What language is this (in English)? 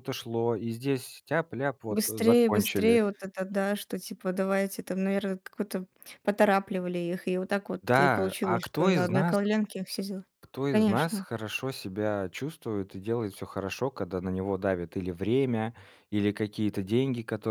Russian